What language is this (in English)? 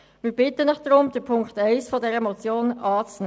Swiss German